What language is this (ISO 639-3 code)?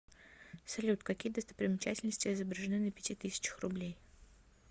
rus